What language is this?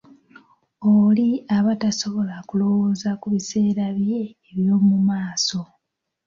Ganda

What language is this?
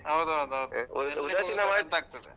Kannada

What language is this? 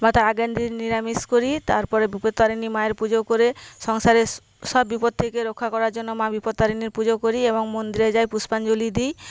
Bangla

